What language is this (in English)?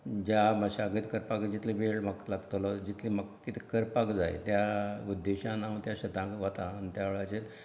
Konkani